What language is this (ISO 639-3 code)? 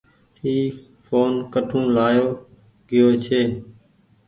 gig